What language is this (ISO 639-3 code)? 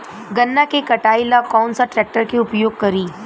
bho